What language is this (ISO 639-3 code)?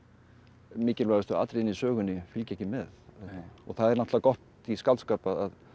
isl